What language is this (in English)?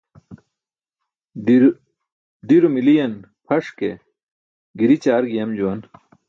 Burushaski